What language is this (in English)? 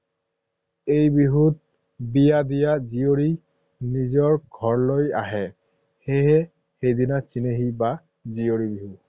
Assamese